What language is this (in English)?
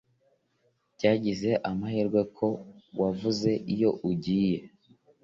Kinyarwanda